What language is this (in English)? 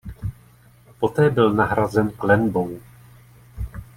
Czech